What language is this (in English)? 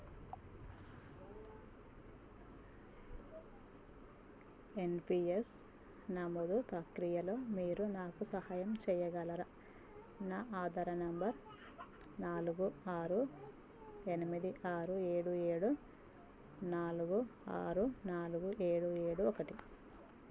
Telugu